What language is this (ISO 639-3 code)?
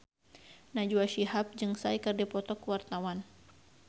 sun